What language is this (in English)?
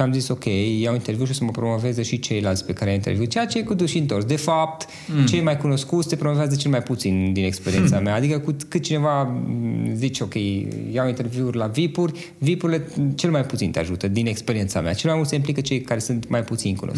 Romanian